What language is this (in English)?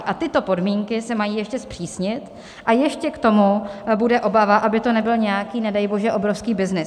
Czech